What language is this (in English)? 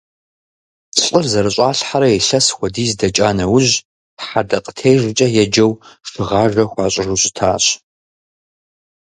Kabardian